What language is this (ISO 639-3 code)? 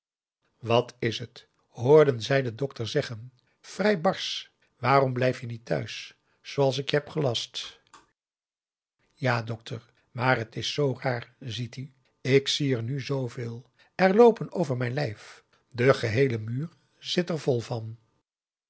nld